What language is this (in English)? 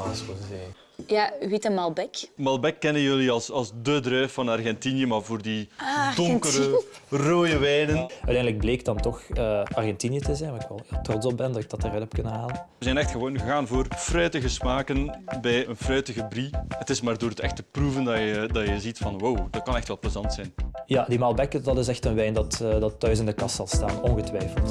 Dutch